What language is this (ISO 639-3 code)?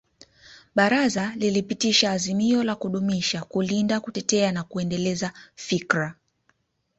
swa